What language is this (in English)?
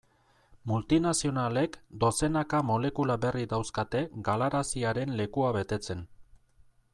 Basque